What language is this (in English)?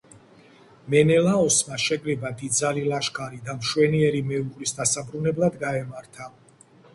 Georgian